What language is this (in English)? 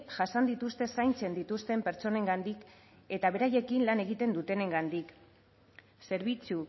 Basque